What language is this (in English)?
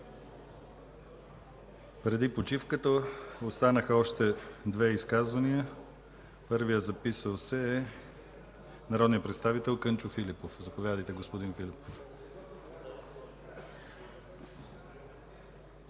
Bulgarian